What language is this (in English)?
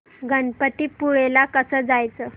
Marathi